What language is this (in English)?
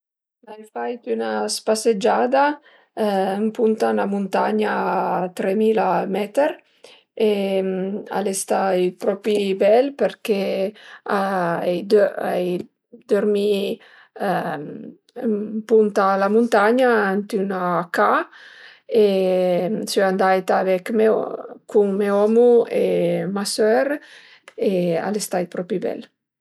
Piedmontese